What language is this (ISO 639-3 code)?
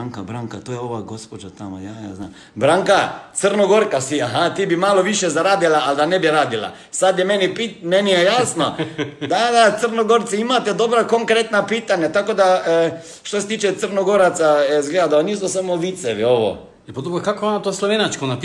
hrv